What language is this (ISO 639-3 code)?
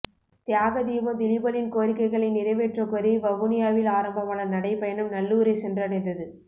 tam